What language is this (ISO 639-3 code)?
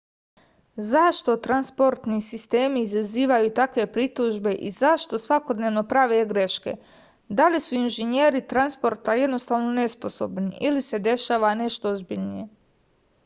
srp